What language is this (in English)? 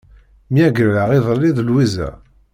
Kabyle